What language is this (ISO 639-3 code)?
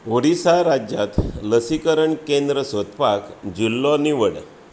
kok